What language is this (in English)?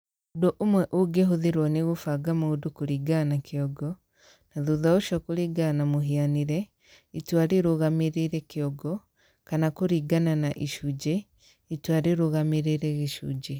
Kikuyu